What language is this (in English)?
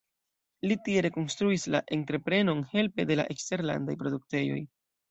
Esperanto